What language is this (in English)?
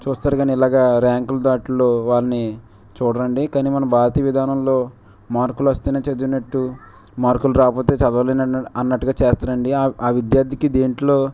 Telugu